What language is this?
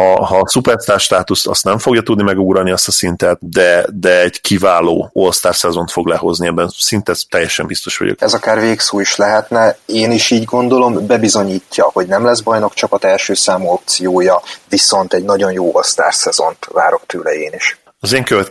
Hungarian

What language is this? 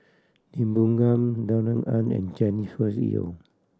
English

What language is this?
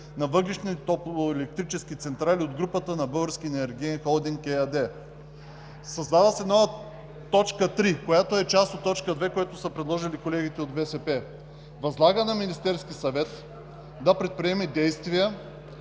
Bulgarian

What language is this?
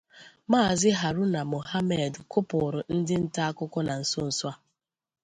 Igbo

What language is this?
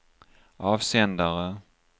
Swedish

